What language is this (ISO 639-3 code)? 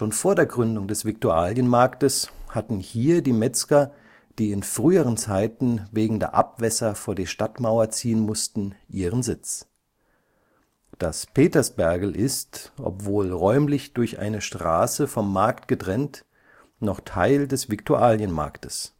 deu